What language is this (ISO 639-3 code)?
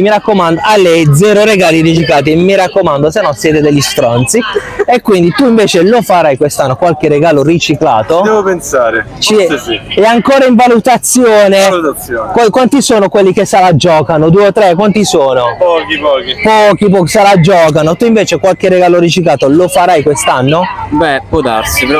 ita